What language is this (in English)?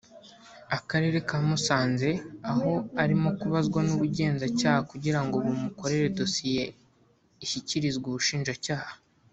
Kinyarwanda